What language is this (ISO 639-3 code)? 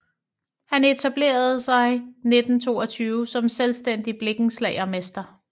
dan